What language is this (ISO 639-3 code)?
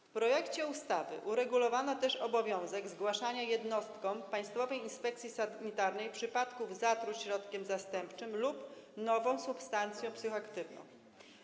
pol